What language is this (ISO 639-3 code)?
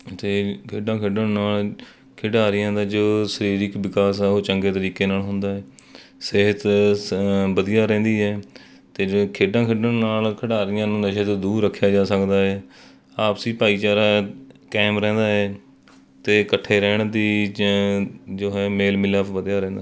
pan